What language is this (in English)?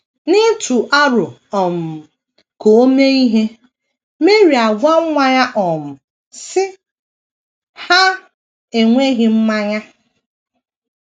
Igbo